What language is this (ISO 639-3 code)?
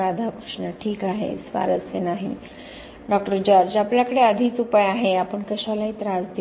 mar